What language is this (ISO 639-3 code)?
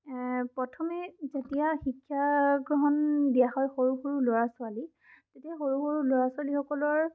asm